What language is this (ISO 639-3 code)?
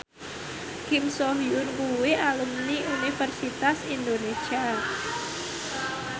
jav